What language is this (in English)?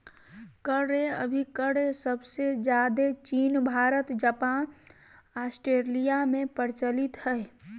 Magahi